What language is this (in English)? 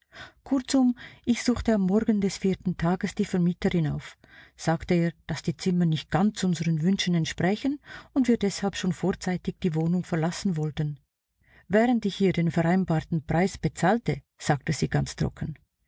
German